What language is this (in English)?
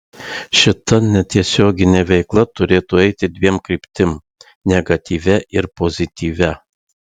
Lithuanian